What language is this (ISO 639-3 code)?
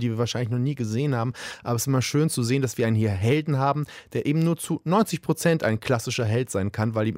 deu